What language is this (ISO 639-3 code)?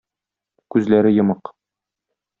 tat